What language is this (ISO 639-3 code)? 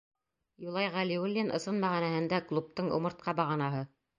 bak